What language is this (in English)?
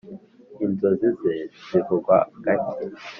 Kinyarwanda